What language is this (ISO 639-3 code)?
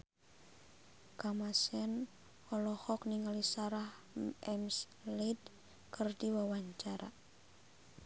sun